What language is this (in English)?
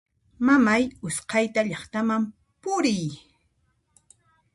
Puno Quechua